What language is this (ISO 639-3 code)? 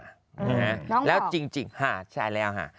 tha